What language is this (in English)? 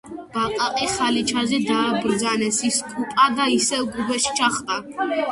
Georgian